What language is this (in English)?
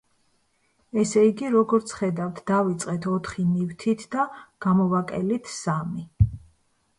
Georgian